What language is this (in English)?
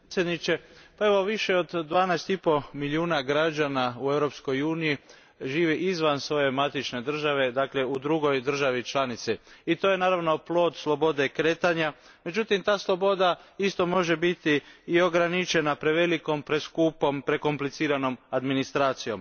Croatian